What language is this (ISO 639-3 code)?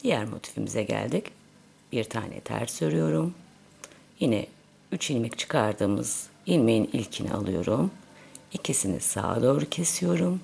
tur